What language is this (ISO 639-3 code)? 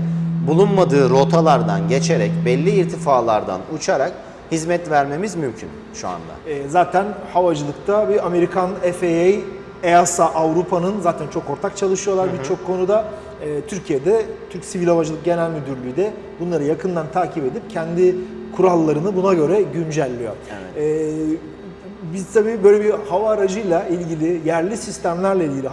tur